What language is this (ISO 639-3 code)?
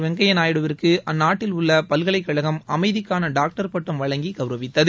tam